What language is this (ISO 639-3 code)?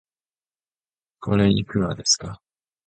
jpn